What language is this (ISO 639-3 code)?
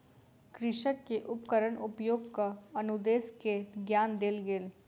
mai